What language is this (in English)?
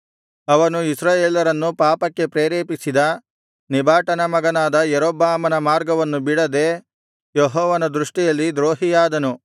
Kannada